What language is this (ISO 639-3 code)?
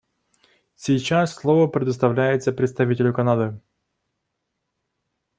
rus